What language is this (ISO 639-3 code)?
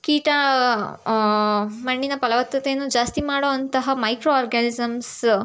kan